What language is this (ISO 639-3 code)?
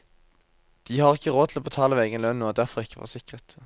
nor